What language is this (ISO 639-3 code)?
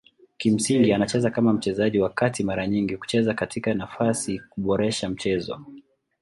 swa